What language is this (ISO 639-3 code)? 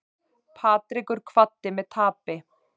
isl